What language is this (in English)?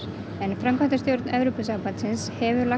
Icelandic